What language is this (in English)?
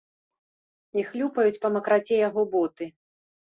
Belarusian